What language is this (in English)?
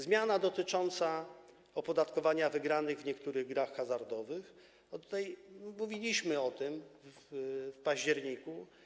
Polish